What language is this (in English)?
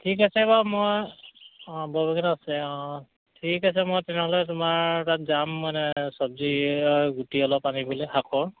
Assamese